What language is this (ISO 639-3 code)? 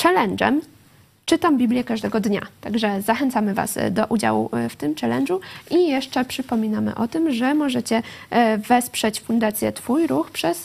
pol